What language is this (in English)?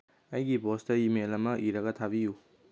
Manipuri